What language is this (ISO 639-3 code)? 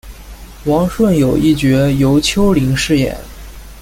zho